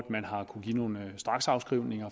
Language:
Danish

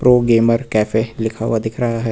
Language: Hindi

